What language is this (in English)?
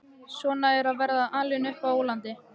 Icelandic